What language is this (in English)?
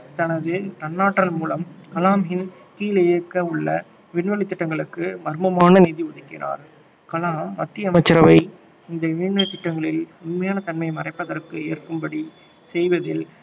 Tamil